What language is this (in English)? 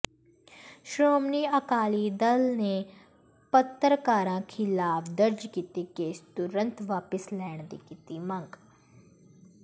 Punjabi